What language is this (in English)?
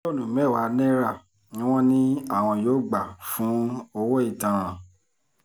Yoruba